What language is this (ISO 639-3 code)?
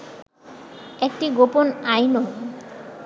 ben